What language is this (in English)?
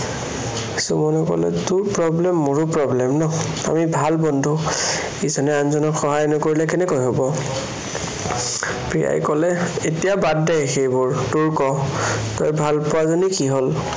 Assamese